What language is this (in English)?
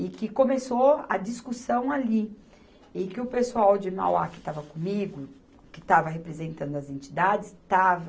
Portuguese